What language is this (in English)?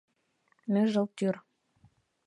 Mari